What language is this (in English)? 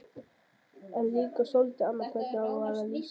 Icelandic